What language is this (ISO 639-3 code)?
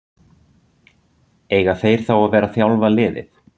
isl